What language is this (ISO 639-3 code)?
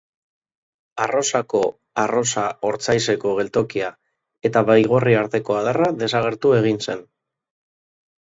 eus